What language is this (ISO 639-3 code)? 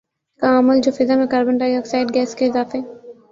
urd